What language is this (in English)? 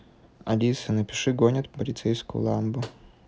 Russian